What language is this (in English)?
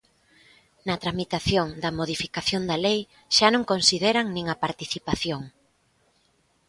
Galician